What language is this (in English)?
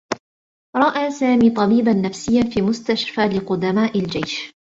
Arabic